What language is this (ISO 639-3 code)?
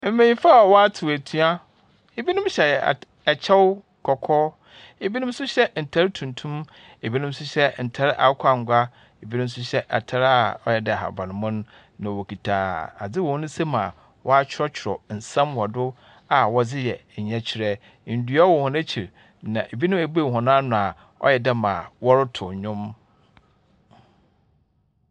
aka